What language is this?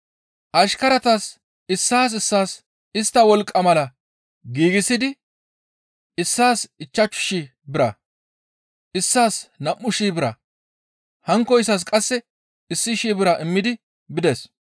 Gamo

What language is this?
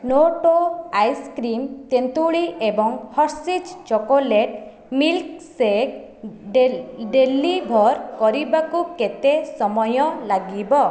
Odia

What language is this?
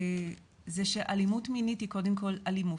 Hebrew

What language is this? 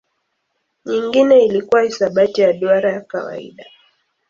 Swahili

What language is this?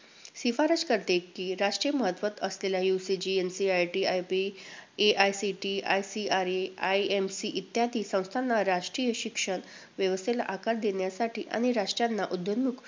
Marathi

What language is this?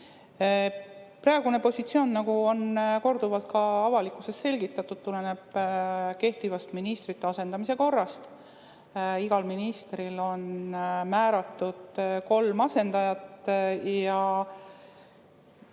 Estonian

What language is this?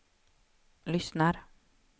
Swedish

